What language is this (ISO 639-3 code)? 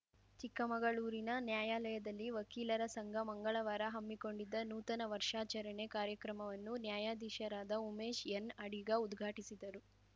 kan